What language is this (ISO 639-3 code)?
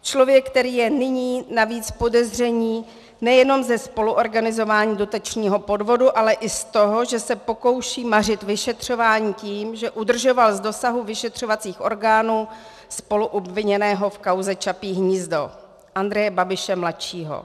ces